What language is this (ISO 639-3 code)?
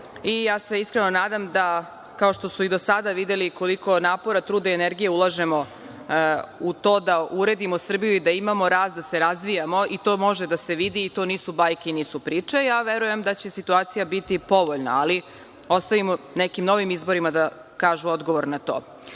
srp